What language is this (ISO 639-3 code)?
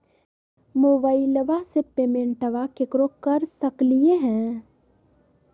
mag